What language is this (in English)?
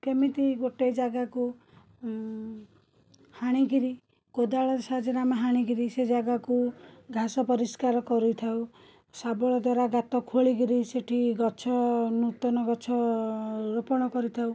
Odia